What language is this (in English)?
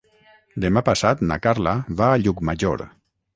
Catalan